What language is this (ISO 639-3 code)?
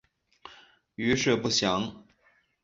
zho